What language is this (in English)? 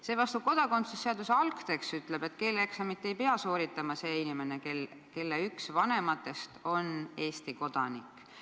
Estonian